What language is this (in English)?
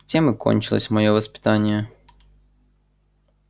Russian